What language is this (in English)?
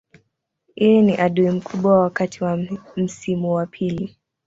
Swahili